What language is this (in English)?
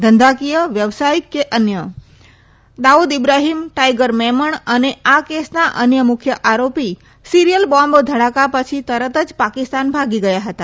Gujarati